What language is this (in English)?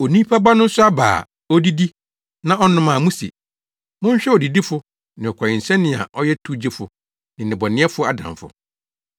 Akan